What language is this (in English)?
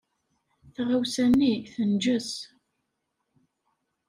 Kabyle